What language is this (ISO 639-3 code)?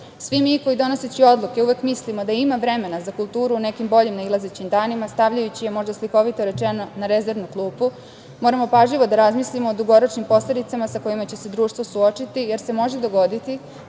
srp